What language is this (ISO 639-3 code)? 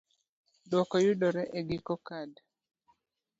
luo